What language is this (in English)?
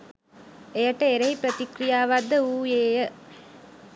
Sinhala